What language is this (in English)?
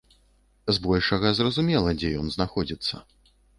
Belarusian